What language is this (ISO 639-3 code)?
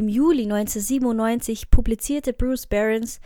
deu